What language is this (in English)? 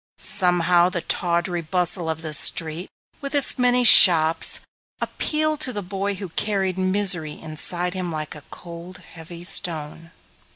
English